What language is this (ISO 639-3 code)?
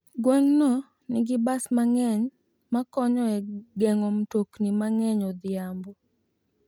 luo